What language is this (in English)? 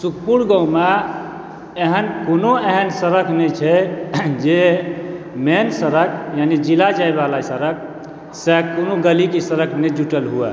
Maithili